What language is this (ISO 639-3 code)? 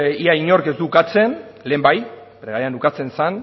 eus